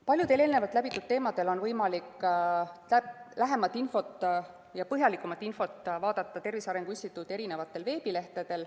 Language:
Estonian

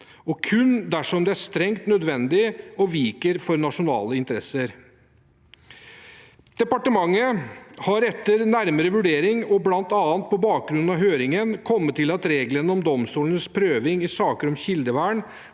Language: Norwegian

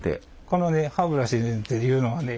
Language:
Japanese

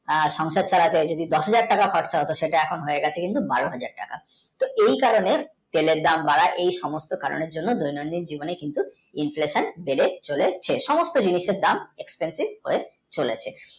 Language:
Bangla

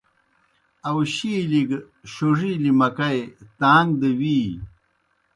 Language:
Kohistani Shina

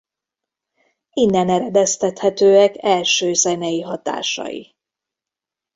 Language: Hungarian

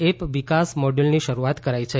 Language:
Gujarati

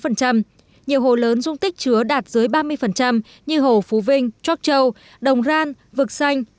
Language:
Vietnamese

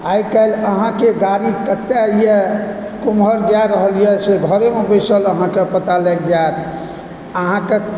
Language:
Maithili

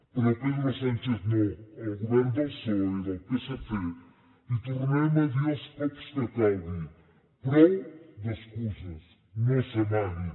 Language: Catalan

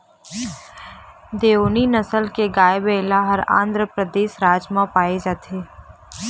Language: Chhattisgarhi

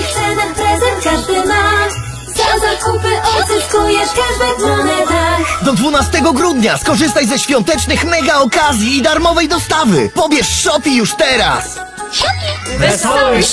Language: Polish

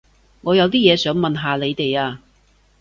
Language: Cantonese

